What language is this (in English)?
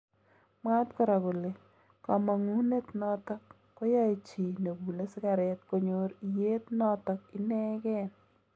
Kalenjin